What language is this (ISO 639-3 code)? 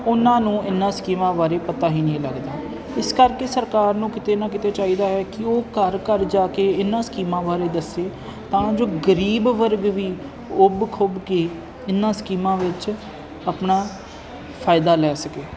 pan